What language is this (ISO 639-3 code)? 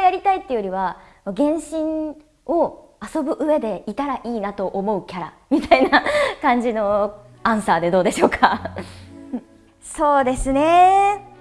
jpn